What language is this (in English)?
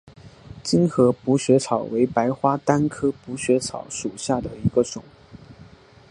Chinese